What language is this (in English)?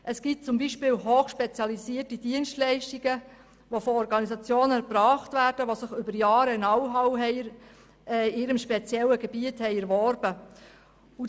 Swiss German